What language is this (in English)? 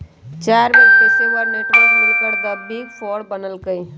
Magahi